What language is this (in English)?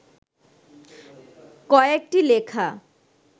Bangla